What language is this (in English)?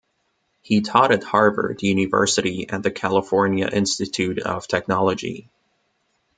English